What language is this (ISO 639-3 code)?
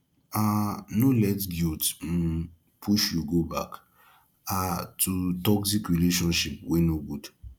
pcm